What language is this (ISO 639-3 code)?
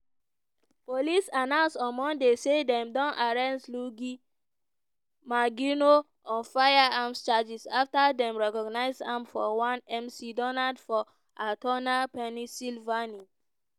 pcm